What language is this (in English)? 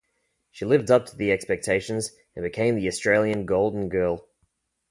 English